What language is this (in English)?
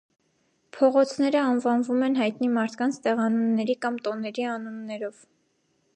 Armenian